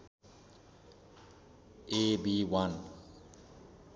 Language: Nepali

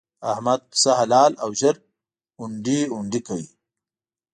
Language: Pashto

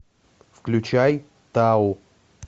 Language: Russian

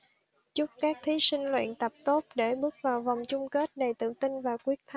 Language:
Vietnamese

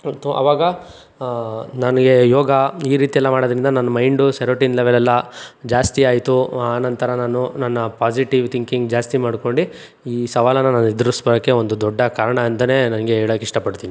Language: Kannada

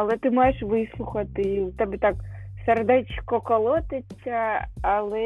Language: Ukrainian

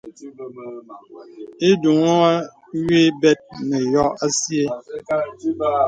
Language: Bebele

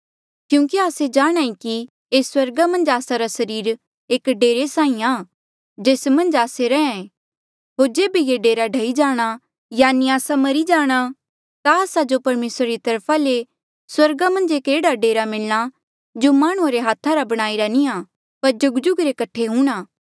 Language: Mandeali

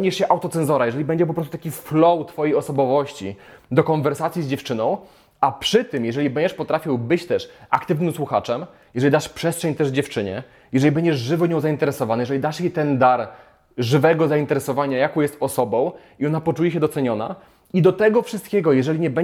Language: Polish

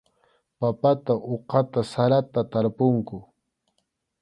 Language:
Arequipa-La Unión Quechua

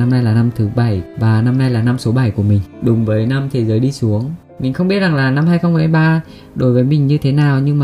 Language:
Vietnamese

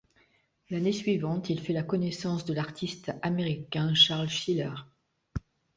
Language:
French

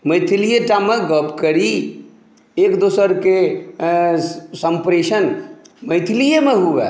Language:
Maithili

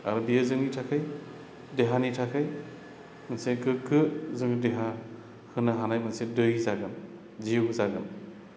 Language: Bodo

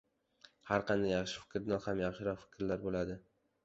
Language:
Uzbek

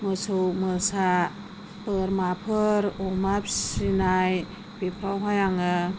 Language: Bodo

